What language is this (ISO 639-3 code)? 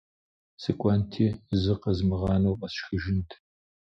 kbd